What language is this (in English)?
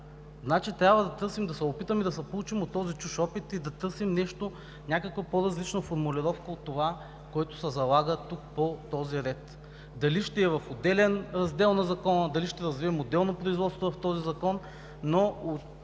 Bulgarian